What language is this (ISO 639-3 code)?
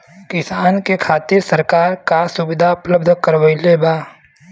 bho